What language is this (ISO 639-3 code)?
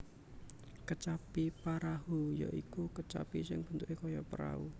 jav